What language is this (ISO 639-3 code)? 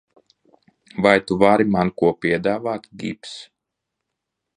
lav